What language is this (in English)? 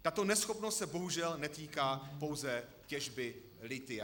Czech